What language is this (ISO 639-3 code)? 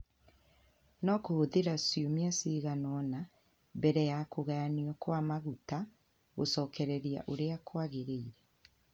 kik